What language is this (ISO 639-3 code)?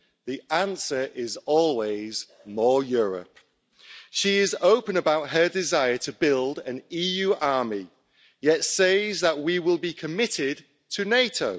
eng